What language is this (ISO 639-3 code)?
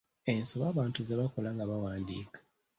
lug